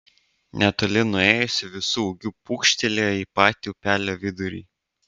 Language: Lithuanian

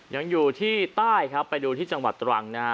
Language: Thai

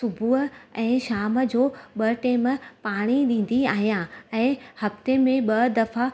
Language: Sindhi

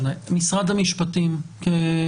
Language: Hebrew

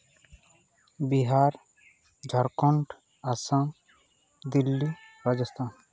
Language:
Santali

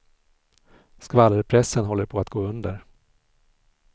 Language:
Swedish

